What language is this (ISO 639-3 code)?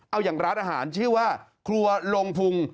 tha